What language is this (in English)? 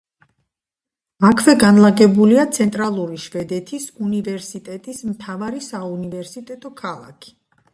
Georgian